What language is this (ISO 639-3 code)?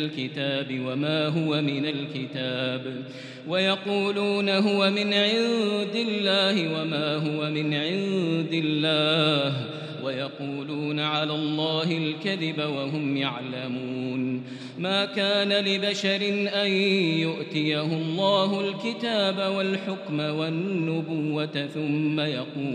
ara